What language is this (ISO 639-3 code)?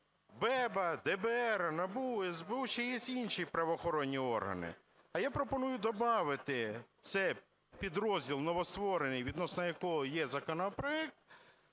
ukr